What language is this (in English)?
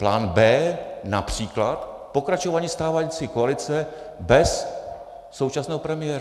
Czech